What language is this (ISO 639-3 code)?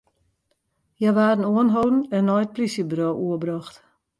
fry